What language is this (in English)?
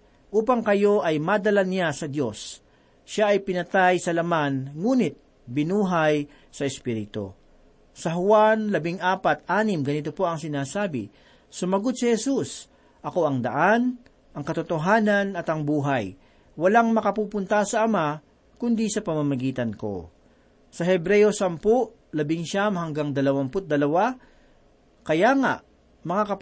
Filipino